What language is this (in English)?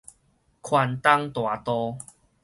Min Nan Chinese